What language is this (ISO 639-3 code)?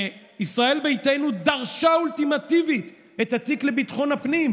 heb